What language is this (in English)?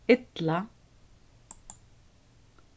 Faroese